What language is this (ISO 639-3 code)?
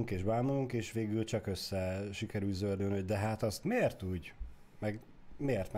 hun